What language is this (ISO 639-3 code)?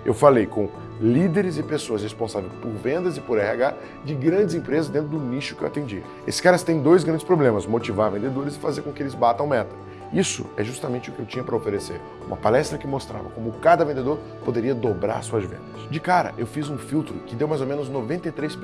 por